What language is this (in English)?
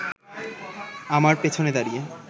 Bangla